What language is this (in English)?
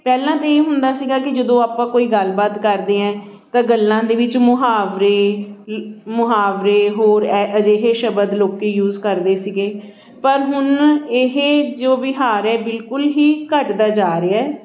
Punjabi